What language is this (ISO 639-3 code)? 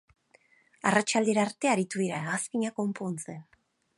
eus